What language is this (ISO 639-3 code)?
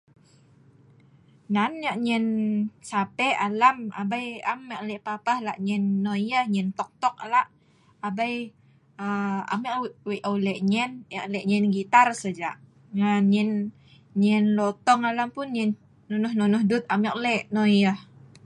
snv